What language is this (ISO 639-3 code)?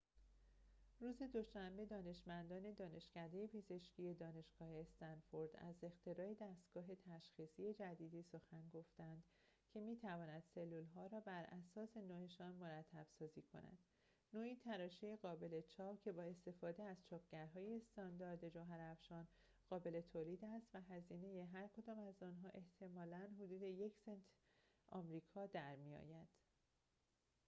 fas